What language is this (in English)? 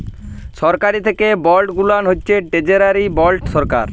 Bangla